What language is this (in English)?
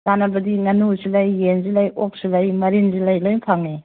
Manipuri